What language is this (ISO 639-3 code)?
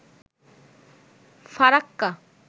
ben